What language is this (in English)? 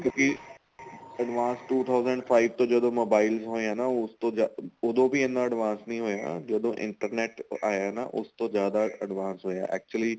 Punjabi